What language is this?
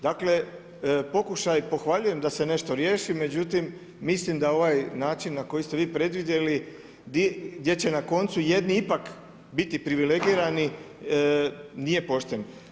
Croatian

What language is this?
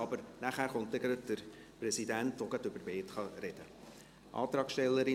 Swiss German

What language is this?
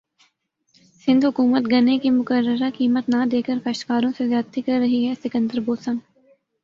Urdu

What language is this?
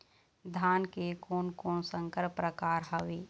Chhattisgarhi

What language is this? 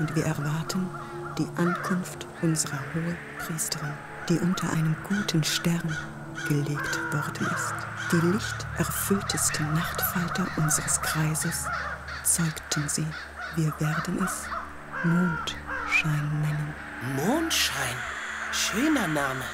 German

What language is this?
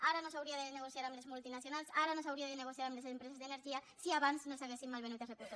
Catalan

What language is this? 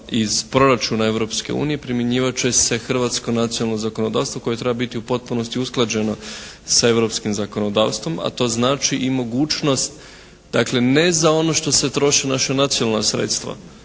Croatian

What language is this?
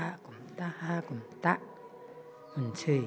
Bodo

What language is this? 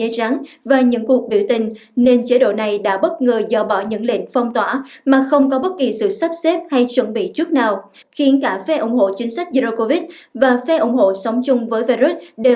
Vietnamese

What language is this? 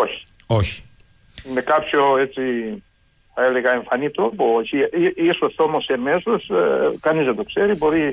Greek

